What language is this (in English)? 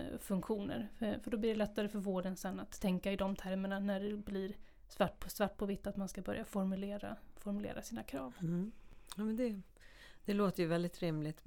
Swedish